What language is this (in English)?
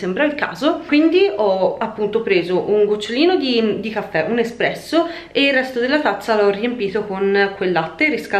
Italian